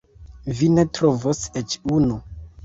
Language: Esperanto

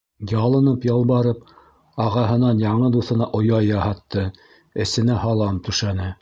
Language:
Bashkir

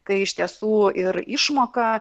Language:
Lithuanian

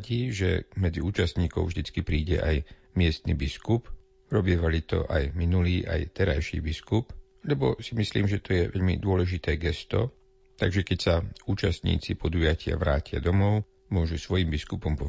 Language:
Slovak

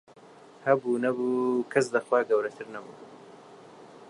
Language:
Central Kurdish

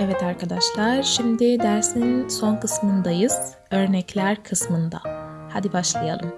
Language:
Turkish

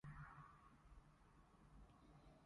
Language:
Cantonese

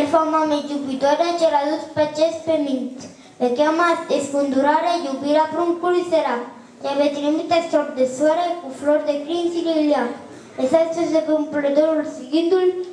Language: Romanian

